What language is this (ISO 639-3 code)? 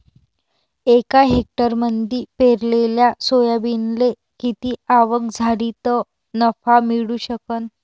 mar